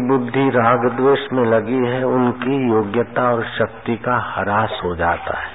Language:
Hindi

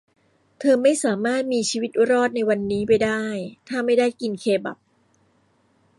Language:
Thai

